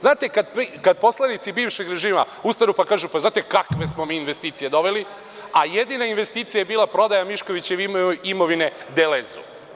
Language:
Serbian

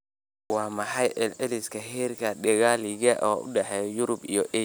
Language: Somali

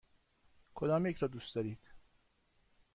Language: Persian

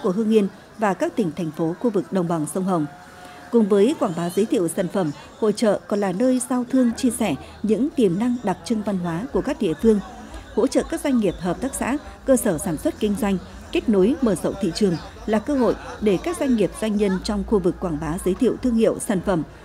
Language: Vietnamese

